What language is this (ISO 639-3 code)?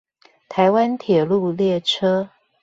zho